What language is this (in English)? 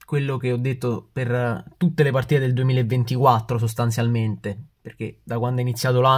Italian